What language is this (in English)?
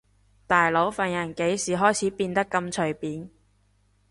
Cantonese